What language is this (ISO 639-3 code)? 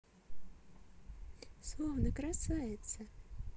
rus